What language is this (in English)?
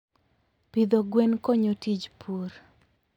Luo (Kenya and Tanzania)